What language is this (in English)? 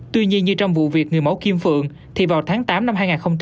Vietnamese